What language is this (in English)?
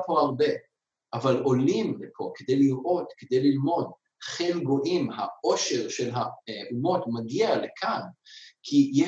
Hebrew